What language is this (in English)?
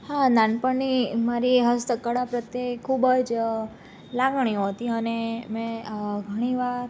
Gujarati